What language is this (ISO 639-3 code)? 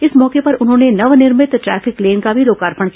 hin